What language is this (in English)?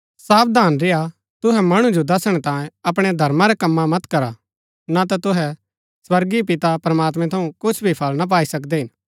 Gaddi